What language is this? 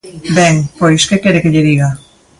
Galician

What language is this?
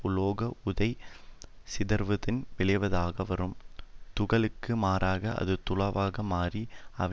Tamil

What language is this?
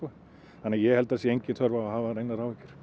Icelandic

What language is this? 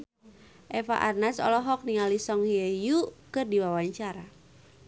Sundanese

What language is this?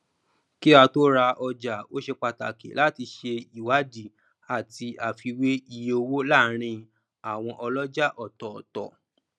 Yoruba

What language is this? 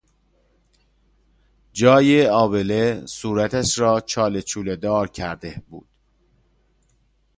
Persian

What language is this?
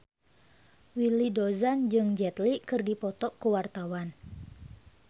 Sundanese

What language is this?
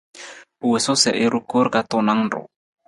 Nawdm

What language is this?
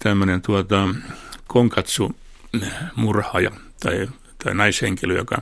Finnish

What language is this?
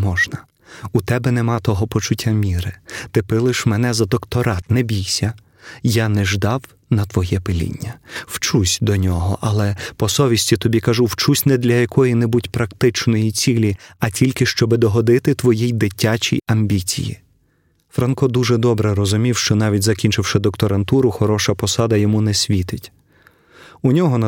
Ukrainian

